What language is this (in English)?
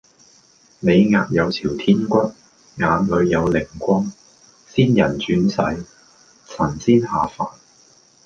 Cantonese